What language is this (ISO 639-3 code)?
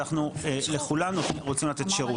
heb